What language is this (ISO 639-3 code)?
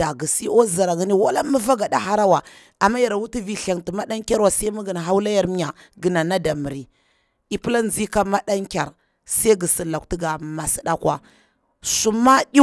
bwr